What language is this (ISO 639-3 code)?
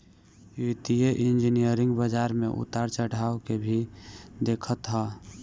bho